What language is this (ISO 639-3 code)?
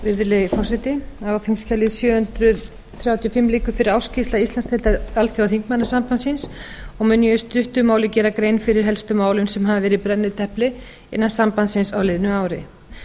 isl